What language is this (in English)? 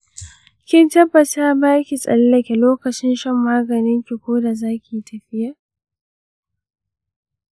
Hausa